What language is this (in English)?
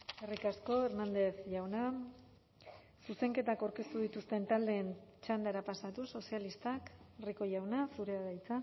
Basque